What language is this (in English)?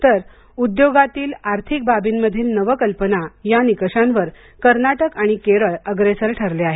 Marathi